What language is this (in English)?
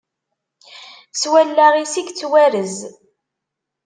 Kabyle